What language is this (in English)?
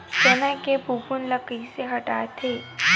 Chhattisgarhi